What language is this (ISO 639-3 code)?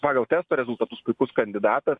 lit